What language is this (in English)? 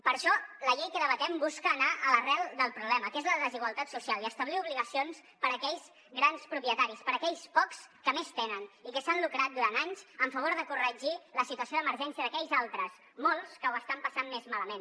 Catalan